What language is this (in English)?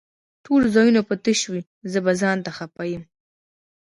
Pashto